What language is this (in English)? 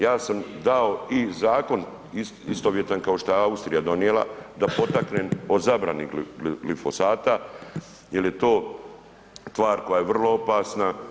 Croatian